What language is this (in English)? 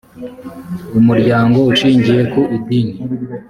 Kinyarwanda